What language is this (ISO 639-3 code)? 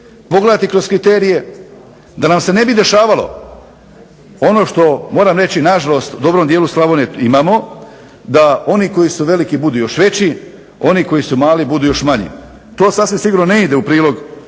hrv